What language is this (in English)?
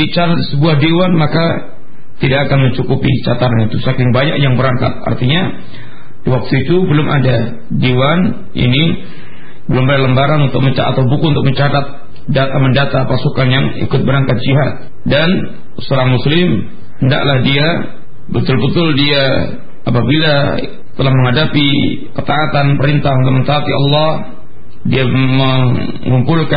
Malay